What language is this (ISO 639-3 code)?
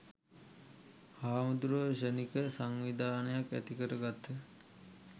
sin